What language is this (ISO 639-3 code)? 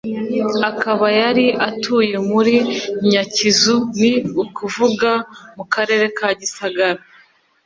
kin